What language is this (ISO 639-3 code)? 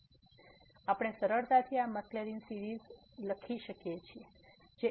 guj